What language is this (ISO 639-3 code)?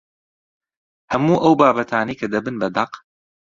ckb